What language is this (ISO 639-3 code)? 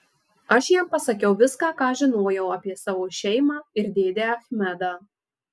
lit